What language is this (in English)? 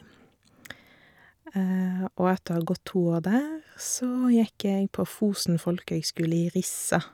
Norwegian